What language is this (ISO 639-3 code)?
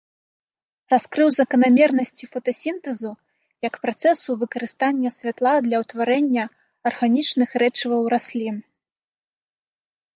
bel